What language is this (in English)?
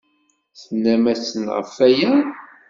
Kabyle